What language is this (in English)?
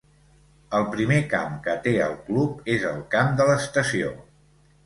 Catalan